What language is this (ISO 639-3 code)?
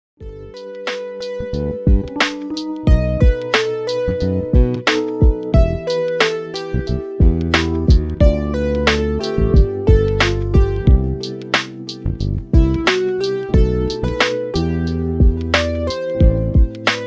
kor